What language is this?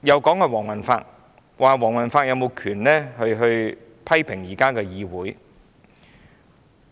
Cantonese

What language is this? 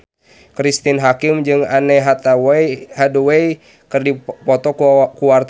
Sundanese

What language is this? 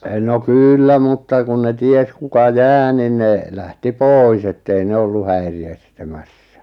Finnish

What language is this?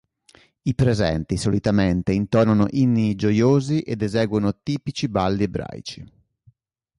Italian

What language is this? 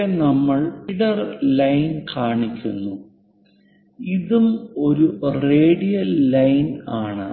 Malayalam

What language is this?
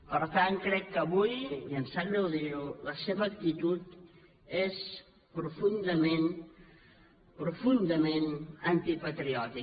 Catalan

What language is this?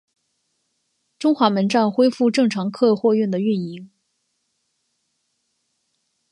Chinese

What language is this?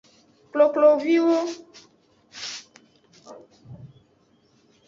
Aja (Benin)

